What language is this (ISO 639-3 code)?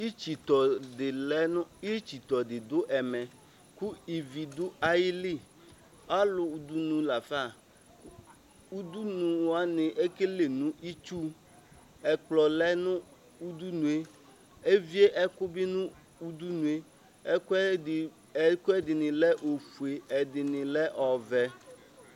kpo